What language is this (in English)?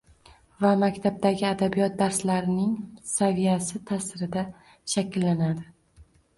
Uzbek